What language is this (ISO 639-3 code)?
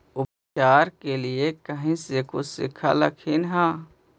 mag